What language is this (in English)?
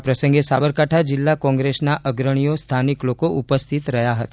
Gujarati